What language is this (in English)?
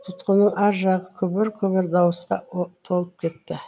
Kazakh